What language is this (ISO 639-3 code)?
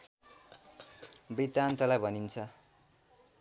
nep